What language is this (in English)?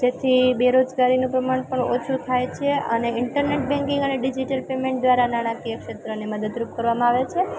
Gujarati